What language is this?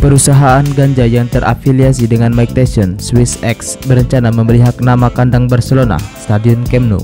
Indonesian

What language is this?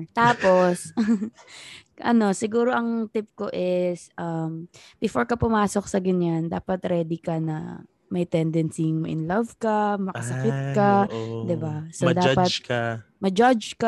Filipino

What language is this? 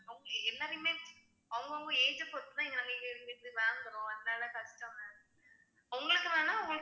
Tamil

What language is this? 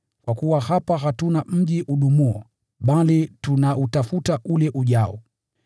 Swahili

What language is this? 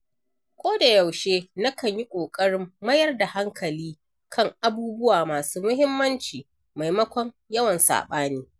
Hausa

